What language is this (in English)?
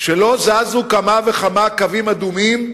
Hebrew